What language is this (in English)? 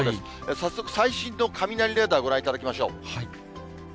Japanese